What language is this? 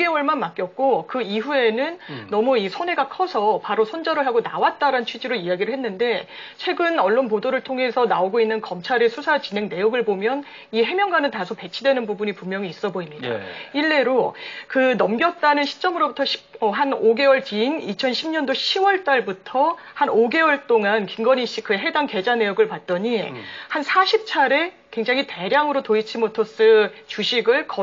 Korean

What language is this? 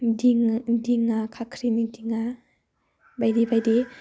Bodo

